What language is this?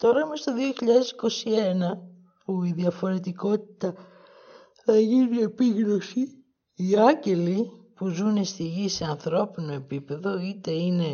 Greek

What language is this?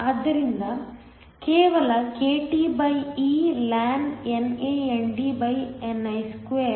Kannada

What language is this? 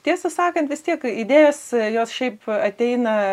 Lithuanian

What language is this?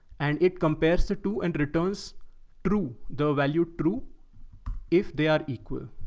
English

